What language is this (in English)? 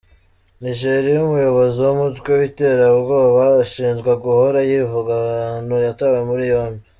Kinyarwanda